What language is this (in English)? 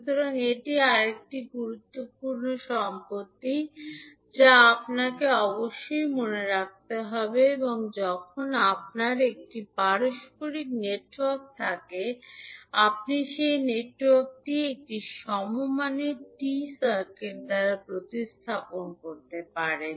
Bangla